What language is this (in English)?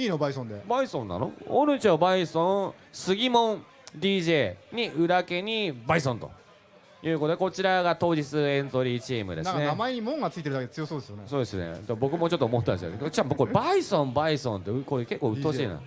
Japanese